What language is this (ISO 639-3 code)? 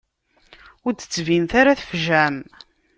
kab